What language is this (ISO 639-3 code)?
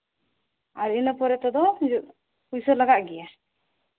sat